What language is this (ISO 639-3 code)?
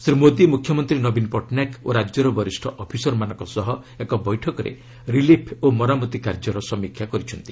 ori